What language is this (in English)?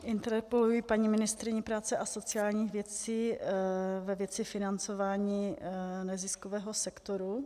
Czech